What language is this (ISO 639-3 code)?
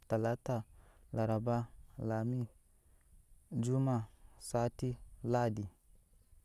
yes